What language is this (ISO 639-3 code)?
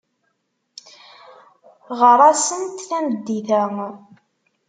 kab